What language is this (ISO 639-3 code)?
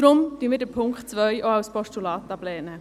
gsw